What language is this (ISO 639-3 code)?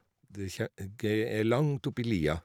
nor